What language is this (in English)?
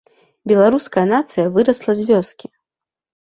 Belarusian